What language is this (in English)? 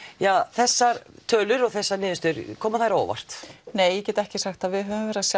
Icelandic